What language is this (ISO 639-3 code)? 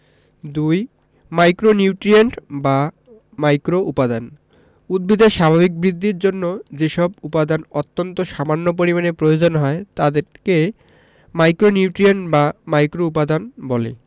ben